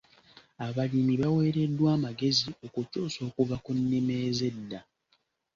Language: Ganda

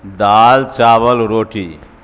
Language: Urdu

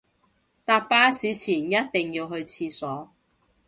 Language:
Cantonese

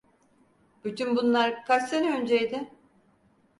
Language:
Turkish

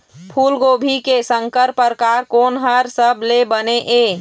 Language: Chhattisgarhi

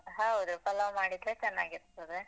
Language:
Kannada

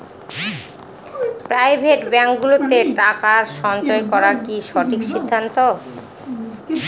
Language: Bangla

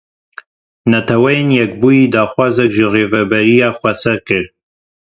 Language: Kurdish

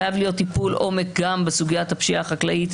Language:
Hebrew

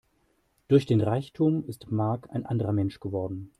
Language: German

